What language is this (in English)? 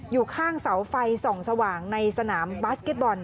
Thai